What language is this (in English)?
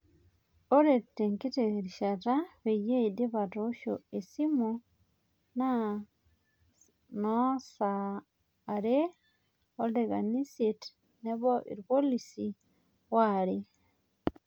Masai